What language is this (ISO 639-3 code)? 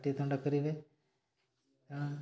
ori